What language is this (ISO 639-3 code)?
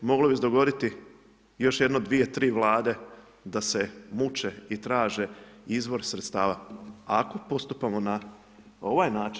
hrv